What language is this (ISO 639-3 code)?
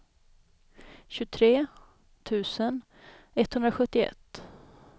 swe